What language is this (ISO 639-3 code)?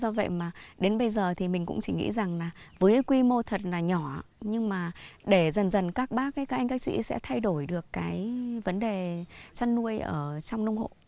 vie